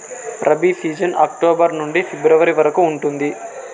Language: Telugu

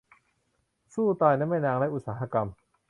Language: Thai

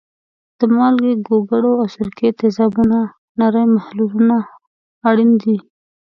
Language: Pashto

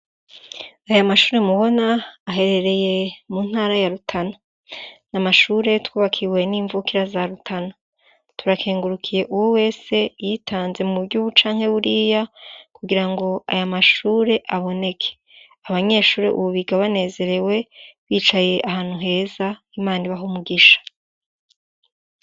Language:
Rundi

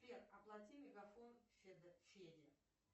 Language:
Russian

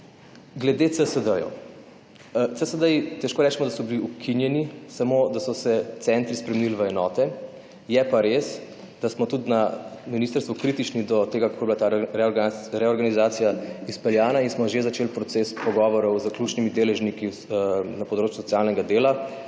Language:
Slovenian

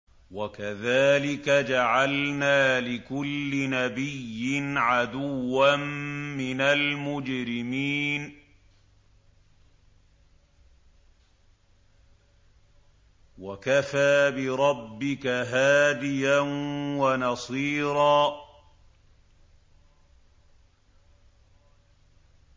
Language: Arabic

